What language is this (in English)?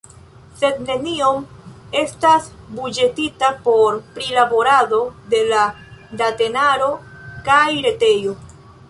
Esperanto